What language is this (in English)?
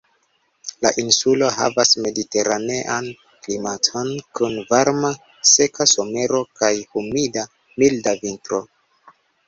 Esperanto